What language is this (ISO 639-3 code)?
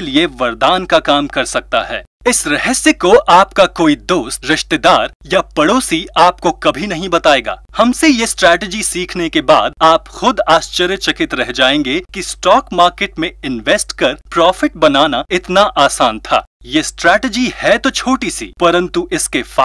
hin